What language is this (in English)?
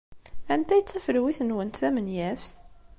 Kabyle